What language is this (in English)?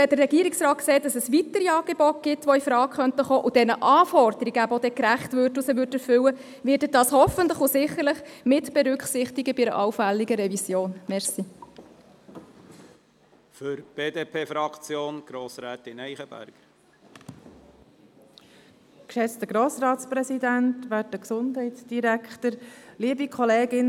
Swiss German